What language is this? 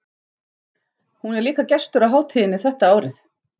Icelandic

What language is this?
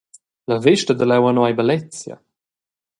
Romansh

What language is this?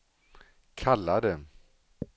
Swedish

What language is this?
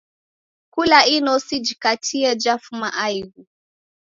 Taita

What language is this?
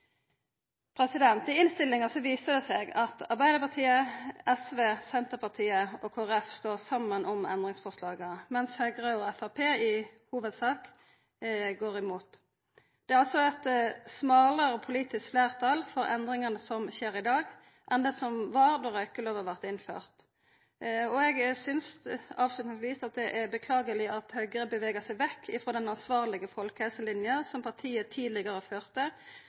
Norwegian Nynorsk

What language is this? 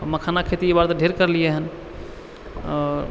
Maithili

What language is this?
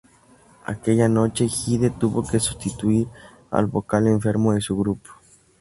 Spanish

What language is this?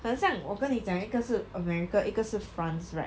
English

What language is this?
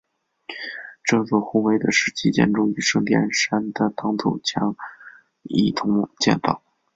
Chinese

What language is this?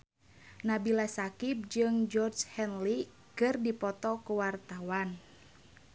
Sundanese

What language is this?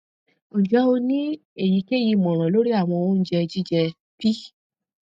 Yoruba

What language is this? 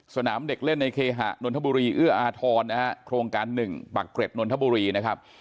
Thai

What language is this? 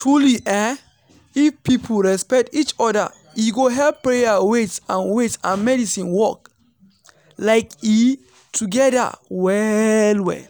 Nigerian Pidgin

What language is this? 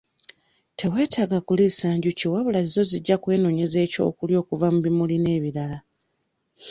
Ganda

